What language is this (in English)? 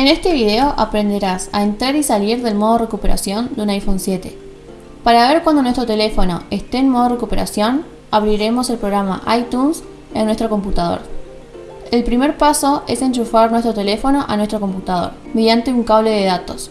Spanish